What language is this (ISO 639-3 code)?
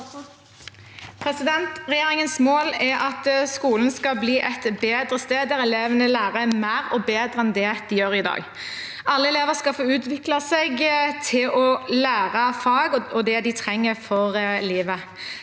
nor